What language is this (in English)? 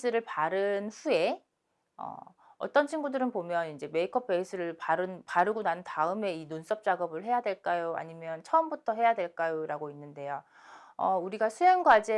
Korean